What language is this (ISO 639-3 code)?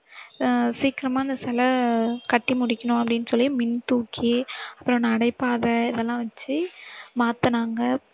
tam